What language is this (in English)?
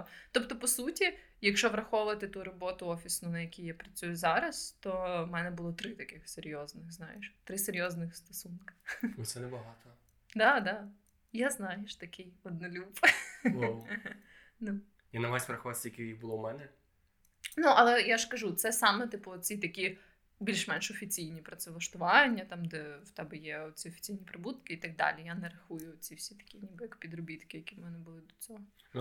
Ukrainian